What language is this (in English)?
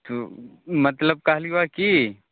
Maithili